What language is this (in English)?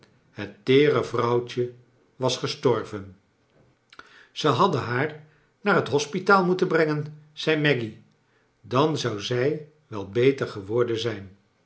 Dutch